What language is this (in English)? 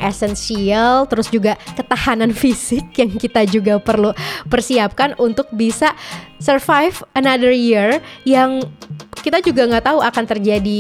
Indonesian